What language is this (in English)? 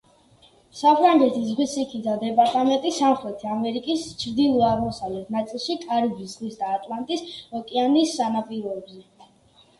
Georgian